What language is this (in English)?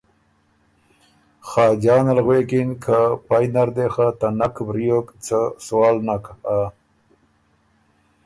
Ormuri